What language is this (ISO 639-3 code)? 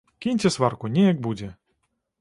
bel